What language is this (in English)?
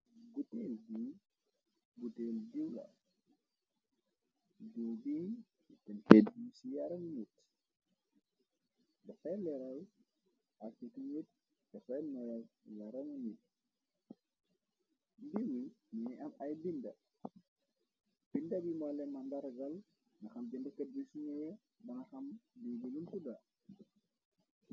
Wolof